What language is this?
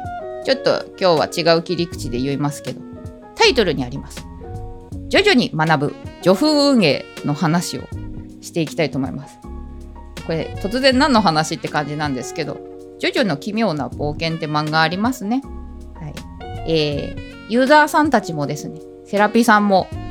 Japanese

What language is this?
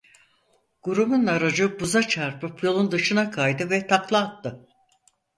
Turkish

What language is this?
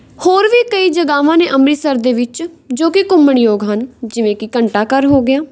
Punjabi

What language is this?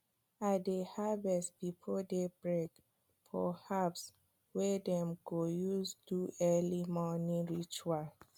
Nigerian Pidgin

